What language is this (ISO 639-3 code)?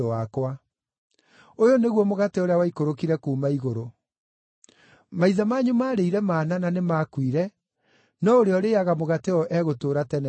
kik